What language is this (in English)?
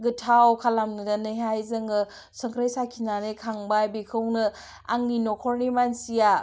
Bodo